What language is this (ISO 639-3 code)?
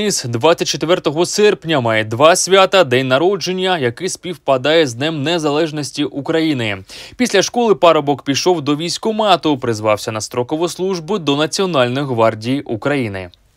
ukr